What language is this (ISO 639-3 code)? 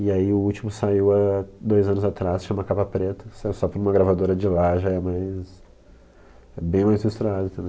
por